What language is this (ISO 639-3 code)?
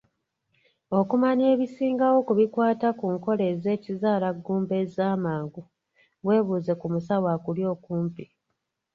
lug